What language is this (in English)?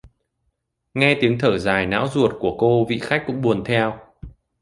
Vietnamese